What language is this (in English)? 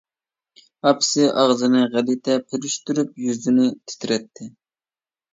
Uyghur